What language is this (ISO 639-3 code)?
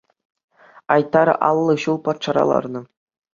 chv